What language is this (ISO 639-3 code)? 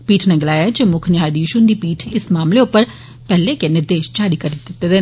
doi